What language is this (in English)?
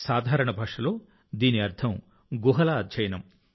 Telugu